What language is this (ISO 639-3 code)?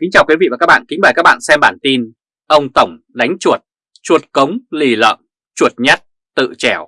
vie